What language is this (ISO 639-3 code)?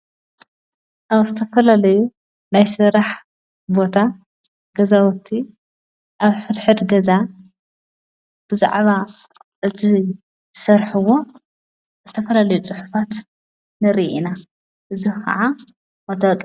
tir